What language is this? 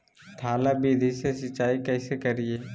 Magahi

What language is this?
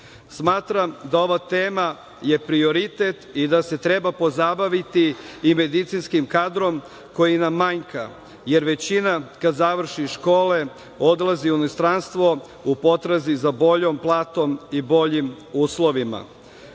Serbian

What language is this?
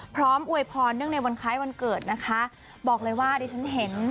Thai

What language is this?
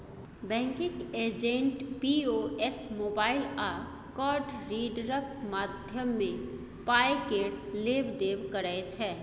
Maithili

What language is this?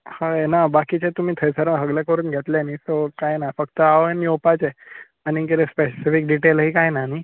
Konkani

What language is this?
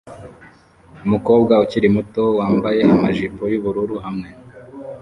Kinyarwanda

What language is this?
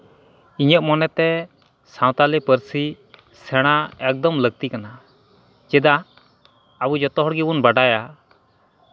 Santali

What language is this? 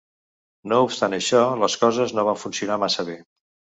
Catalan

